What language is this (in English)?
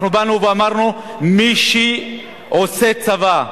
Hebrew